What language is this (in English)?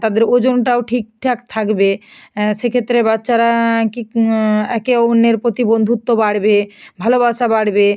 Bangla